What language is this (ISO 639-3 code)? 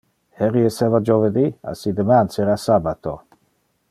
ina